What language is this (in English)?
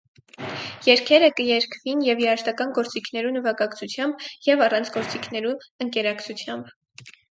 Armenian